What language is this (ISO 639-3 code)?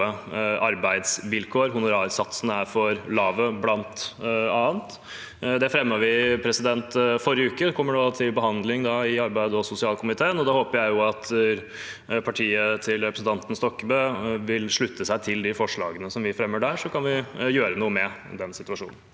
nor